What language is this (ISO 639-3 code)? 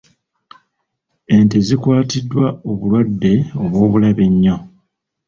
lug